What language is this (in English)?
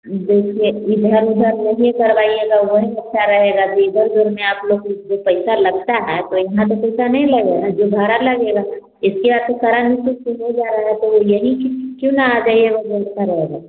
Hindi